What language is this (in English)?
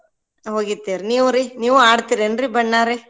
Kannada